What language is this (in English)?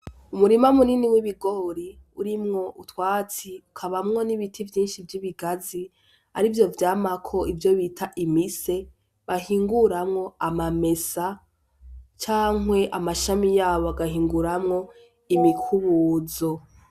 Rundi